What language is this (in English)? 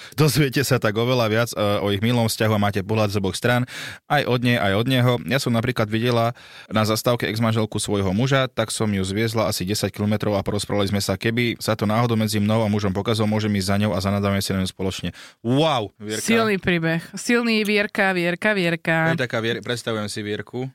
Slovak